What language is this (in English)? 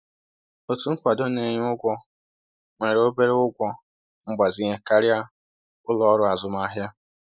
Igbo